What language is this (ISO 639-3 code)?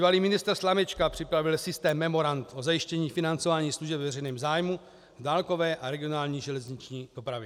ces